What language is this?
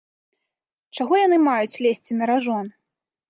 Belarusian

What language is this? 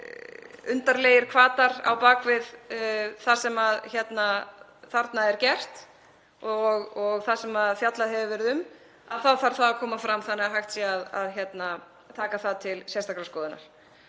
Icelandic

